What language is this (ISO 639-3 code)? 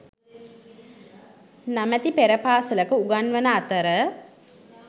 sin